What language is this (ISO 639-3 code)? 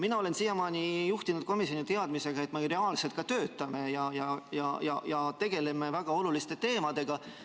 est